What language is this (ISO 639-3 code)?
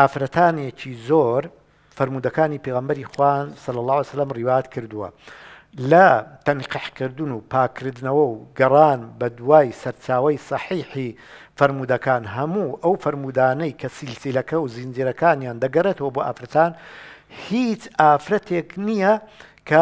ara